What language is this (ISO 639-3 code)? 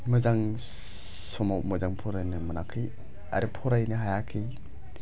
brx